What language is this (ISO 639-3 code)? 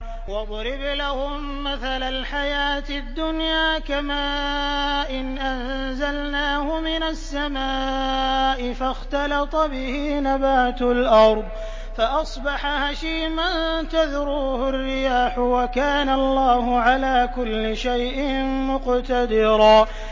ara